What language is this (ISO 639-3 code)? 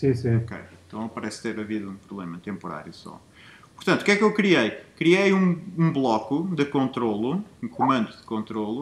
por